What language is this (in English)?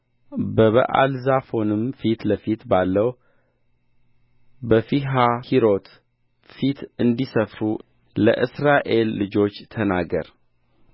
Amharic